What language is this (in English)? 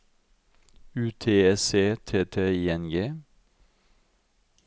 Norwegian